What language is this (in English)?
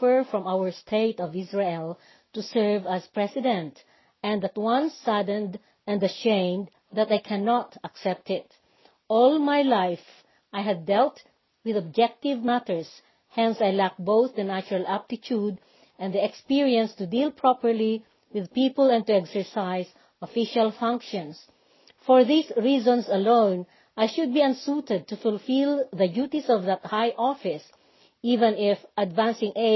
Filipino